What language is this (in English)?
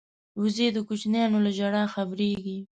Pashto